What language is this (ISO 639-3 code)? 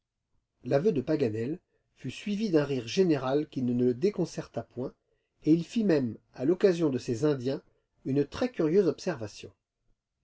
fra